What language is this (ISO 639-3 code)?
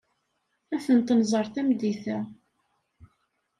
kab